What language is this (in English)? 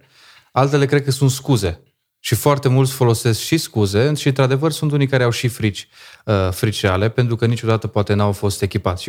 Romanian